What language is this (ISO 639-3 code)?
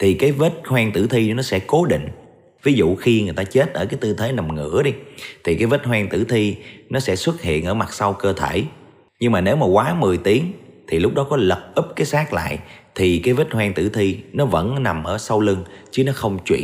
vie